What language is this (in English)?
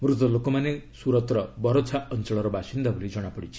Odia